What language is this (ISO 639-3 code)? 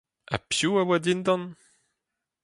bre